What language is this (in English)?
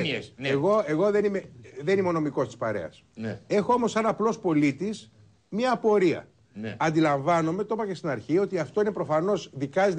Greek